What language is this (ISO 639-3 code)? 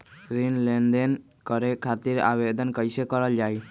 mag